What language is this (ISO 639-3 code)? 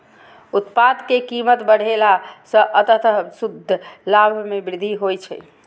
mai